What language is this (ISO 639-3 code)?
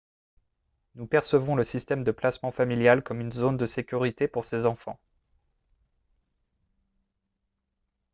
fra